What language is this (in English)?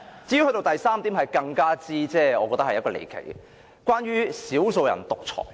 Cantonese